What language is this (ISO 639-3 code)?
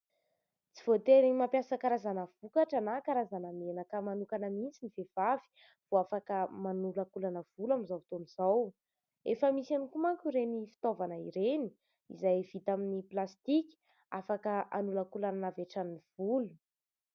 mlg